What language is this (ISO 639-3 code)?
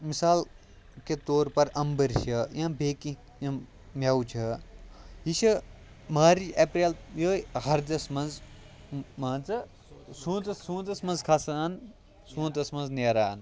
kas